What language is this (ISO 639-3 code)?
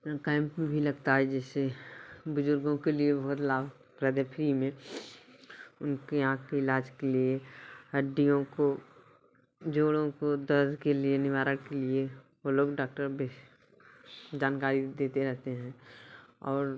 hin